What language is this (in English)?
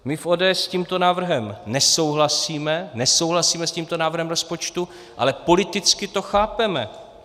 Czech